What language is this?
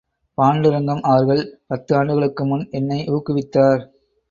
Tamil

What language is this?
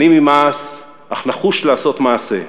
Hebrew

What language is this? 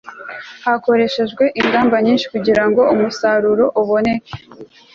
Kinyarwanda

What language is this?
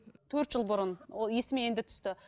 Kazakh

